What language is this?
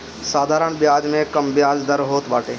Bhojpuri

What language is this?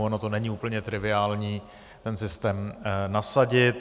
Czech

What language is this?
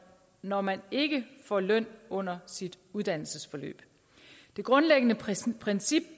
Danish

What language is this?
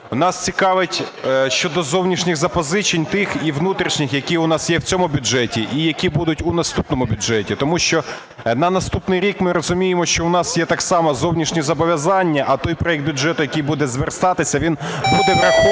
Ukrainian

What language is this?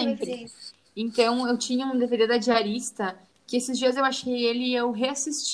Portuguese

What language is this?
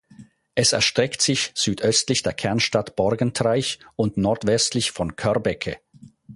German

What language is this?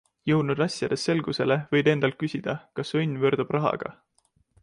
Estonian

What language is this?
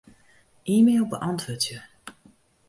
Western Frisian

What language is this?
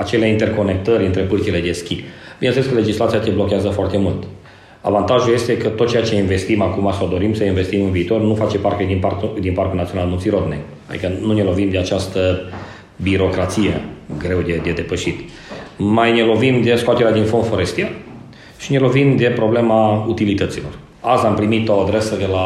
Romanian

